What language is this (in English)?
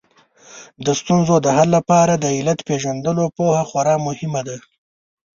Pashto